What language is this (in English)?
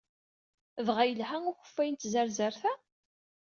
Kabyle